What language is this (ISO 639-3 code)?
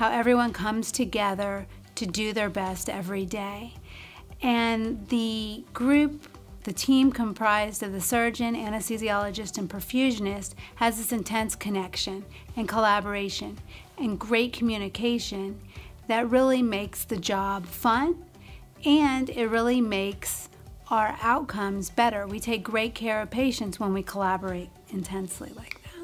eng